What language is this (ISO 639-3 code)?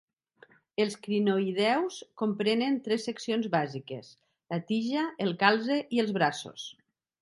cat